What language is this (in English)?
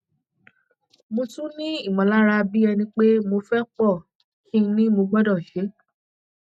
Yoruba